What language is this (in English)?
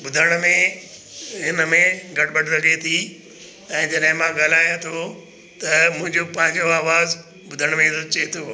Sindhi